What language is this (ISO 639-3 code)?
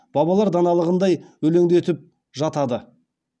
kaz